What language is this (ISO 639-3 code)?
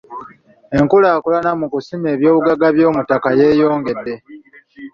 lug